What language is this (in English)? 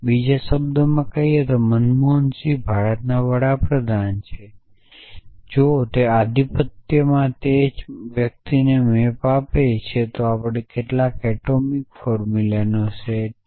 Gujarati